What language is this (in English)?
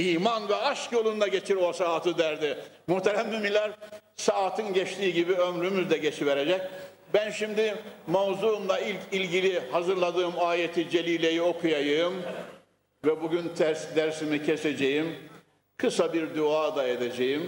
Turkish